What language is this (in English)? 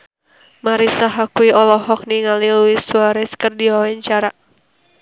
Sundanese